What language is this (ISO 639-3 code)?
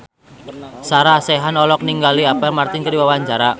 sun